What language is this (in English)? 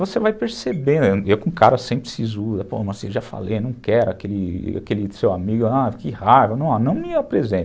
Portuguese